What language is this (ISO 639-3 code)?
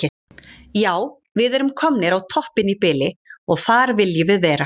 isl